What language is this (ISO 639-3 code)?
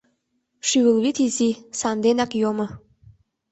chm